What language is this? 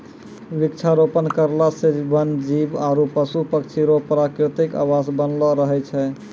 Maithili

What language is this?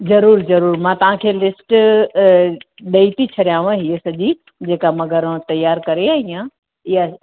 Sindhi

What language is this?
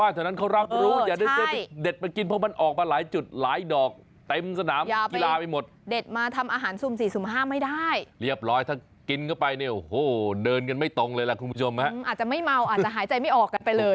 Thai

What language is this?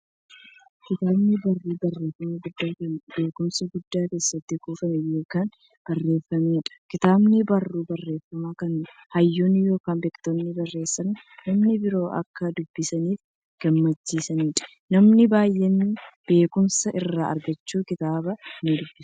Oromo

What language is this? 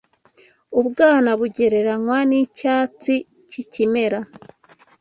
Kinyarwanda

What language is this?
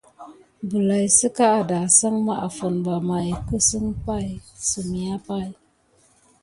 Gidar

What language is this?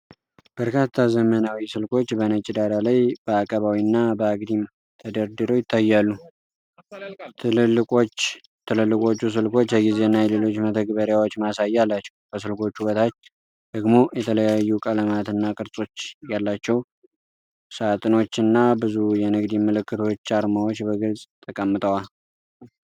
Amharic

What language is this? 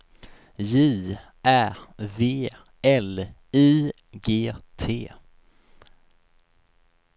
Swedish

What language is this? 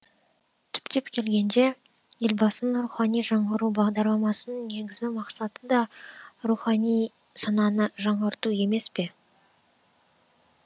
Kazakh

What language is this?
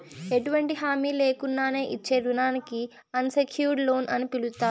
Telugu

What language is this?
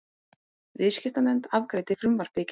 Icelandic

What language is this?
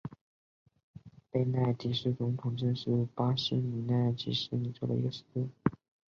Chinese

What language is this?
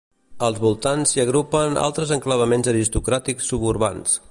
Catalan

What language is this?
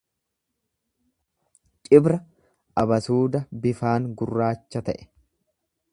Oromo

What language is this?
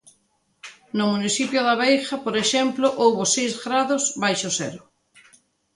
Galician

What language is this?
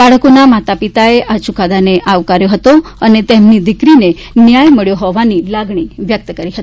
Gujarati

